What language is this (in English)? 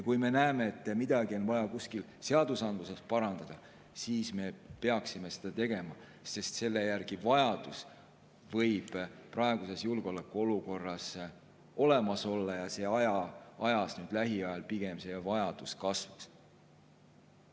Estonian